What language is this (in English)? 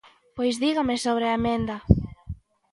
Galician